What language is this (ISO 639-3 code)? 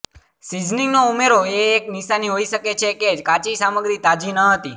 guj